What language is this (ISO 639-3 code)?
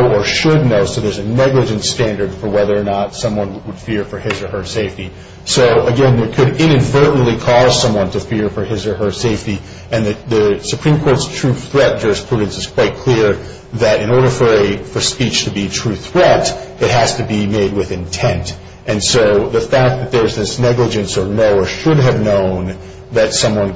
eng